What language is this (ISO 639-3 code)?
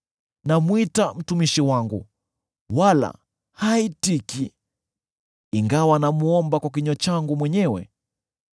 swa